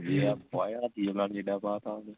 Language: Punjabi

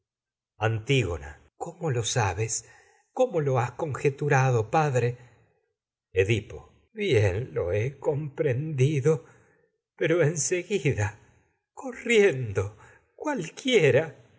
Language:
Spanish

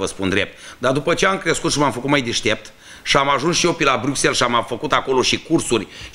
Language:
Romanian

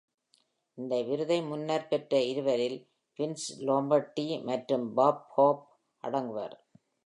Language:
Tamil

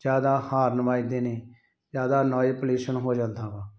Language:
Punjabi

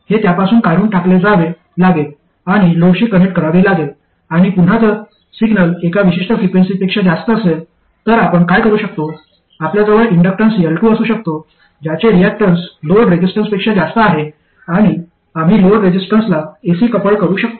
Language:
Marathi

